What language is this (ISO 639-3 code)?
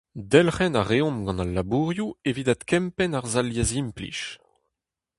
bre